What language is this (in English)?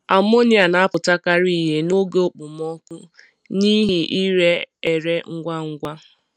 Igbo